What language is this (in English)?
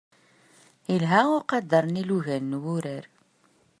Kabyle